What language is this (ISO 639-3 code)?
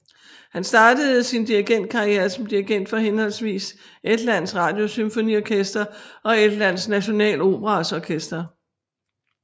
dan